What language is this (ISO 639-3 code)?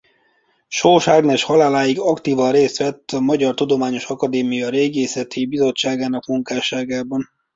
hun